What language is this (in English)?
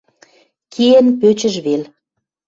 Western Mari